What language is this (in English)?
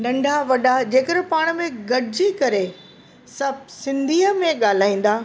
Sindhi